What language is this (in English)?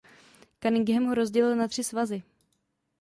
Czech